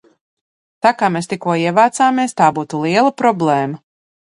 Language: Latvian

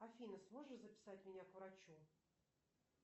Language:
Russian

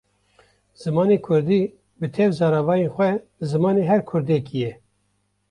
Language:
Kurdish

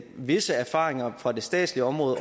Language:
Danish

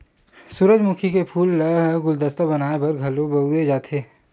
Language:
Chhattisgarhi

